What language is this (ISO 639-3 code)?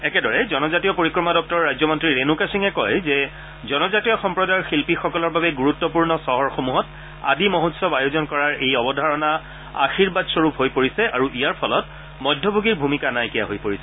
asm